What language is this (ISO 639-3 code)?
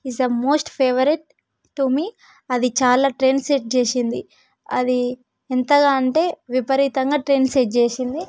tel